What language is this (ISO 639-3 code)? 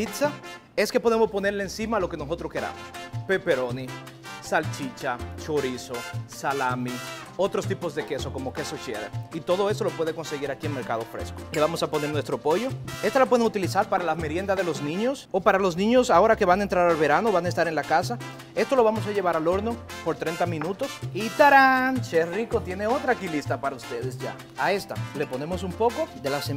spa